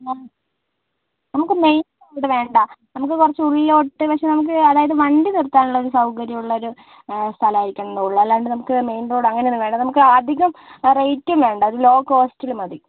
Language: Malayalam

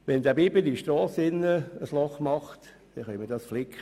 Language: Swiss German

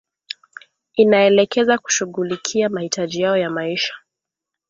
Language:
Swahili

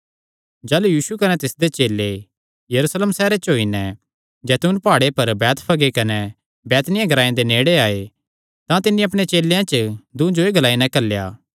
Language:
Kangri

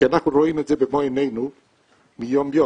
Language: Hebrew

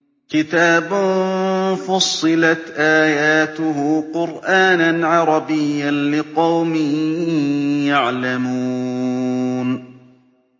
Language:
Arabic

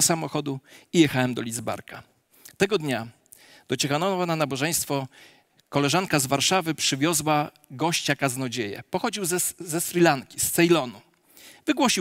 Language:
Polish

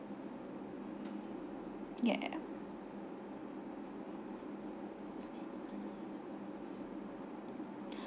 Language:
English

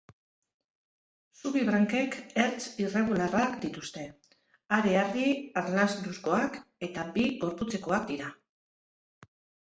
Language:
Basque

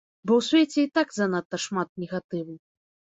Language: Belarusian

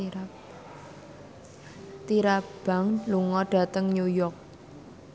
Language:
Javanese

